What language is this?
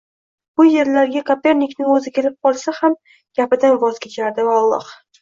Uzbek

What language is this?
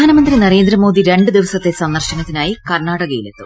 Malayalam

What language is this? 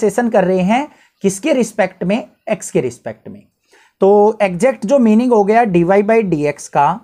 Hindi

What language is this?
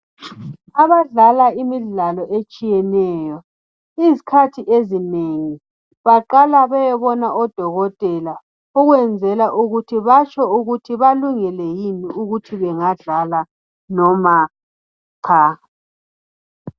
North Ndebele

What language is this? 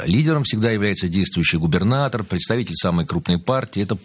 Russian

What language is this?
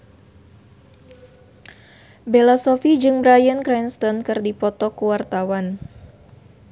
Sundanese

